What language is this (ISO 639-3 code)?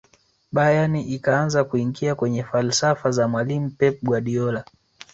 swa